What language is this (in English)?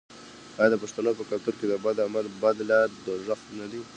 Pashto